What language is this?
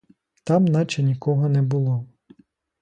Ukrainian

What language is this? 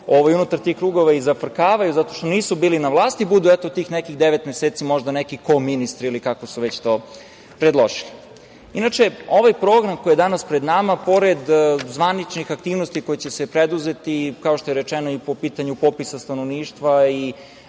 Serbian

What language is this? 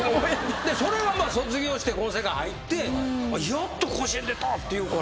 Japanese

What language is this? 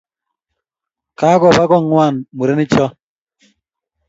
Kalenjin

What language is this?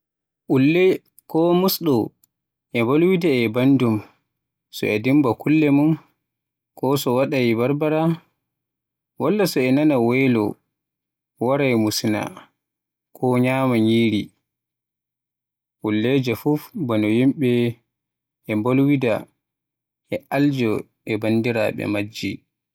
Western Niger Fulfulde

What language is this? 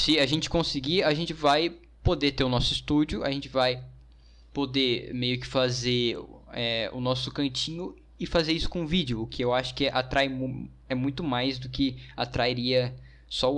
Portuguese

